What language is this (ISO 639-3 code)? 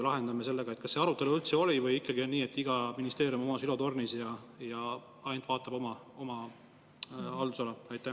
est